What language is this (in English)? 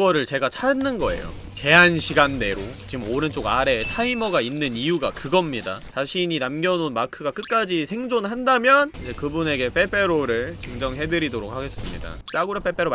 Korean